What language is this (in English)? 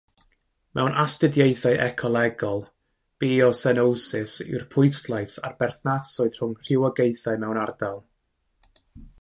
Welsh